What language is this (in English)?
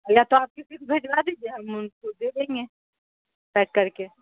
Urdu